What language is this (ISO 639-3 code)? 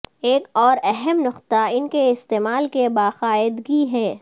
urd